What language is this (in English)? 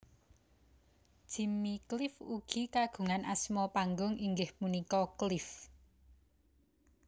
Javanese